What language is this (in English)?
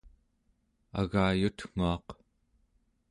Central Yupik